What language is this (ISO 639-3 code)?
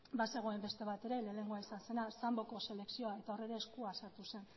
eus